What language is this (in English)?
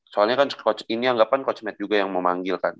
Indonesian